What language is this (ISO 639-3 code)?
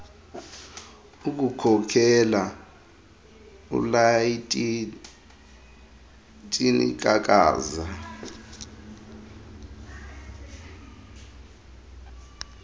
xho